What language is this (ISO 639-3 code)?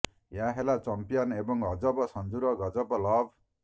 ori